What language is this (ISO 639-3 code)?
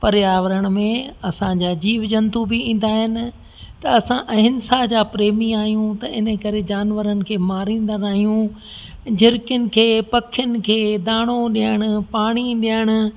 snd